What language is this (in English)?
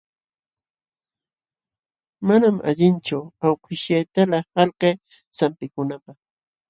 Jauja Wanca Quechua